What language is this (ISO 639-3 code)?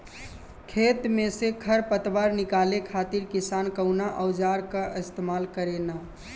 bho